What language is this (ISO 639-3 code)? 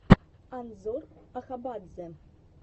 rus